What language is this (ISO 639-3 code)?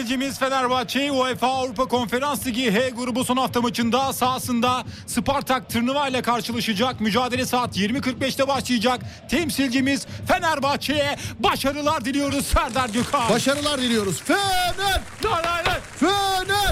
tur